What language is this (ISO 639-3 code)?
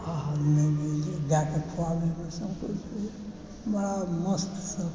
mai